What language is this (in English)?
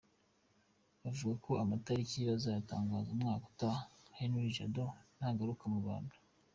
Kinyarwanda